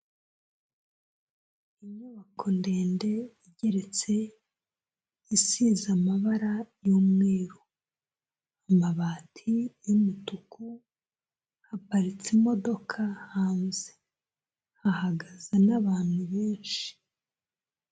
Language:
Kinyarwanda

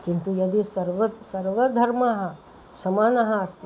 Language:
Sanskrit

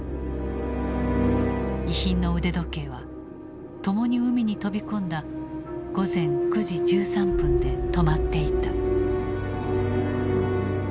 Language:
Japanese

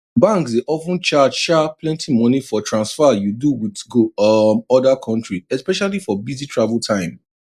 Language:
Nigerian Pidgin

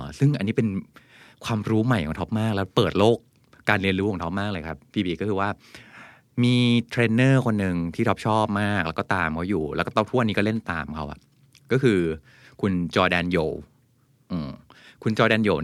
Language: Thai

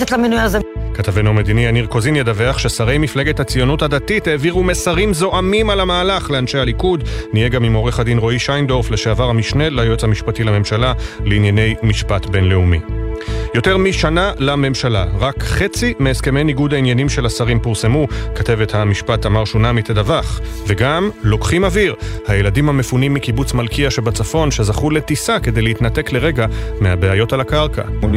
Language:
Hebrew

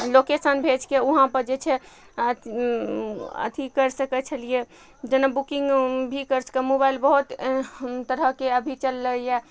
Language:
Maithili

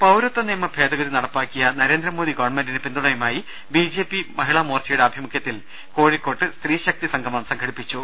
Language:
Malayalam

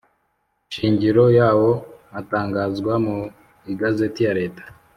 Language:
Kinyarwanda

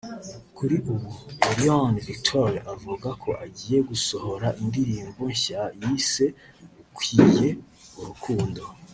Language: Kinyarwanda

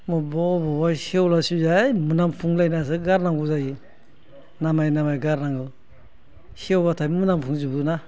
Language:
Bodo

